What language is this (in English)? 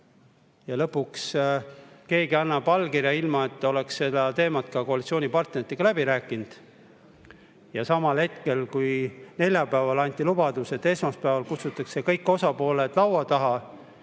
Estonian